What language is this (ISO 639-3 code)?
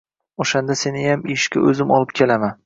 uzb